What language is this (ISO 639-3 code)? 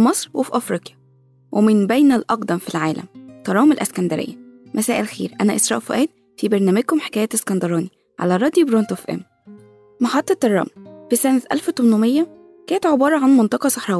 ara